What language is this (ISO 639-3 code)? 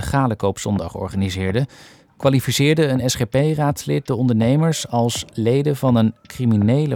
nld